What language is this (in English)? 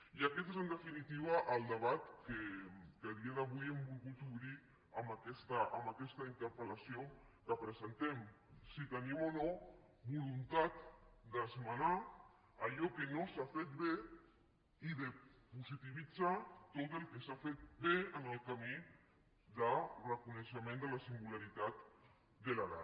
Catalan